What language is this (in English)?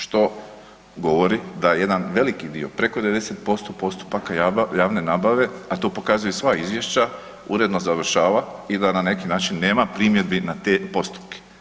Croatian